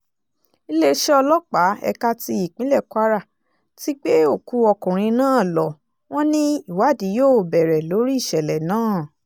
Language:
Yoruba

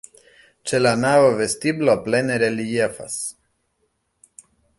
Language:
Esperanto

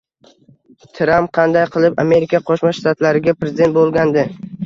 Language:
Uzbek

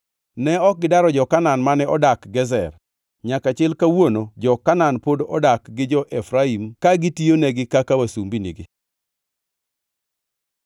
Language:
Luo (Kenya and Tanzania)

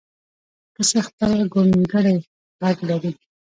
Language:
Pashto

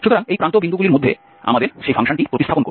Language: Bangla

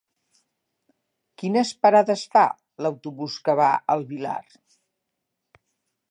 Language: Catalan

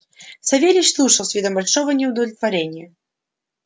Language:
Russian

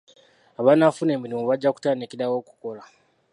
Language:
Ganda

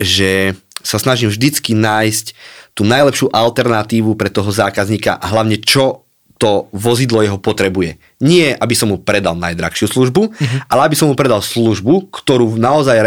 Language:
Slovak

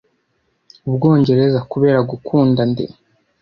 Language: Kinyarwanda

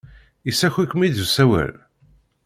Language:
Kabyle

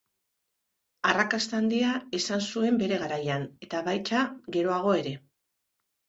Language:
Basque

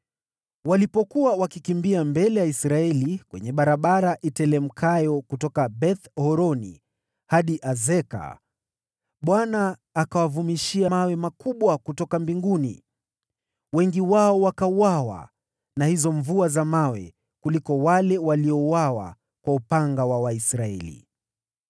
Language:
Swahili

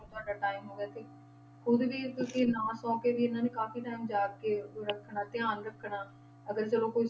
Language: Punjabi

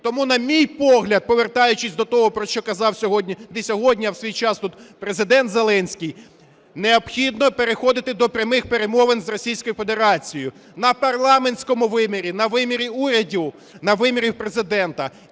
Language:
Ukrainian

